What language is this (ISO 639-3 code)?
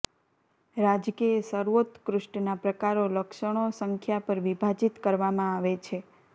guj